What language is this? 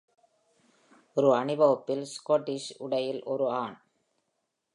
Tamil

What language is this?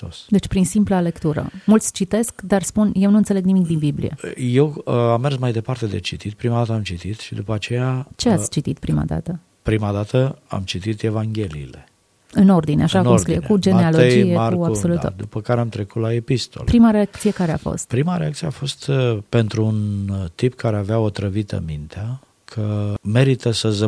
Romanian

